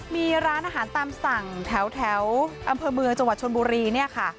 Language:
Thai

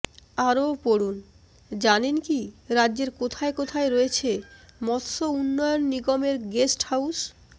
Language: Bangla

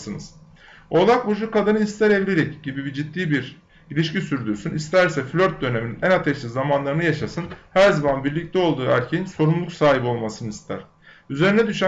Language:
Turkish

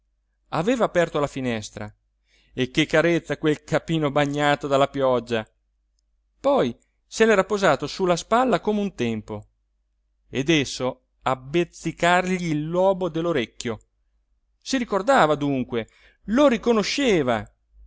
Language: Italian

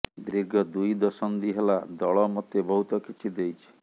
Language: Odia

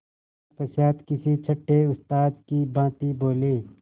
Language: Hindi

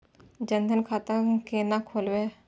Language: Maithili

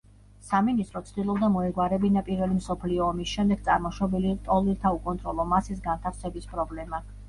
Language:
Georgian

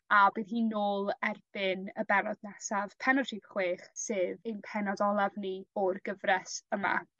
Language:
Welsh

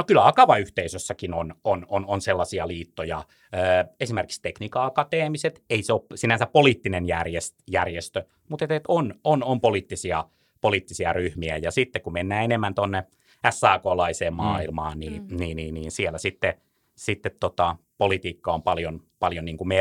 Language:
Finnish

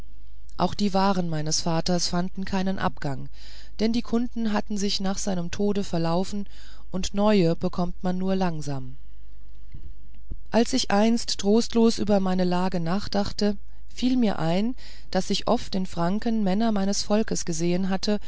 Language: German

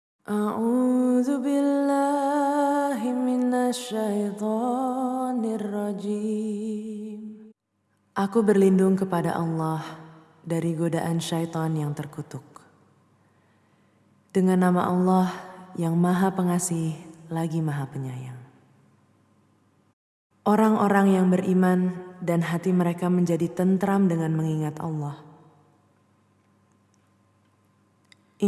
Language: Indonesian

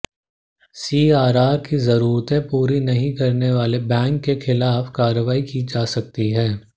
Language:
Hindi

